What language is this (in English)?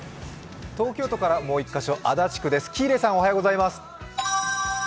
Japanese